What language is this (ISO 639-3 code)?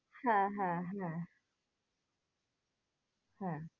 ben